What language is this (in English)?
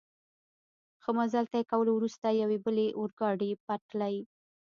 Pashto